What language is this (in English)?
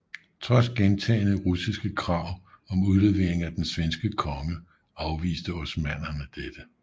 Danish